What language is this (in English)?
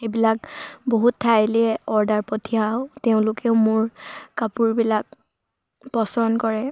Assamese